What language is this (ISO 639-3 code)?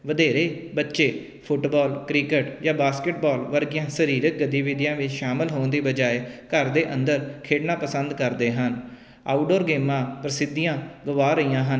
pan